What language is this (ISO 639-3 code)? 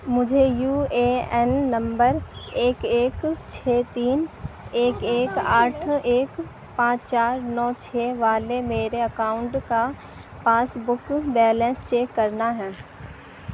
urd